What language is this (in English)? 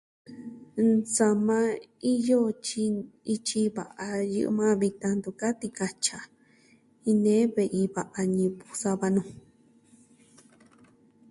Southwestern Tlaxiaco Mixtec